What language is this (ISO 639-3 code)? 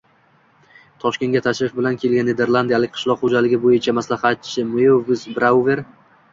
uzb